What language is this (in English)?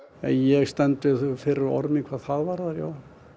Icelandic